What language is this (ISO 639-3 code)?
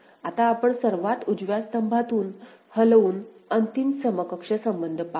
mar